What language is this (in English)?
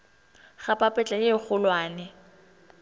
Northern Sotho